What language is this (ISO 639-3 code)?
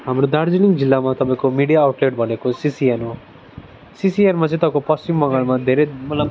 nep